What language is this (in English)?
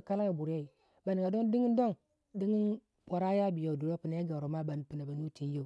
Waja